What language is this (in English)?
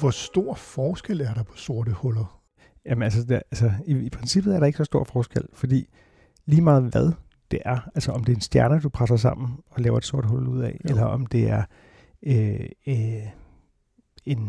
Danish